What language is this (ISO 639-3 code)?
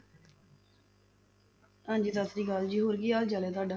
pan